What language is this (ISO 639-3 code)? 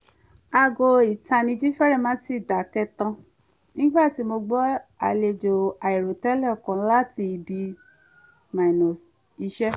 yor